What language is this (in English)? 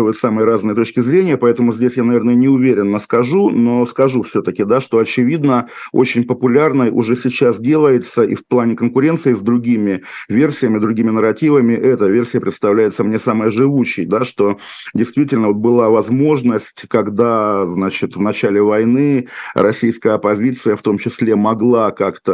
Russian